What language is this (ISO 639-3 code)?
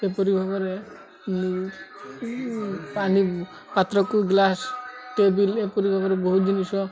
ori